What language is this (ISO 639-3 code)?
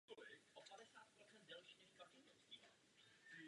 ces